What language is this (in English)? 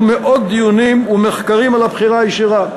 Hebrew